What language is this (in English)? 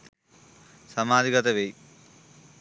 Sinhala